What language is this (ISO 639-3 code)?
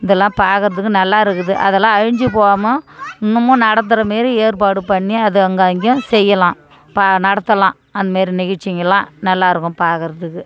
tam